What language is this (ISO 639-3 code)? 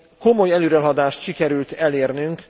hun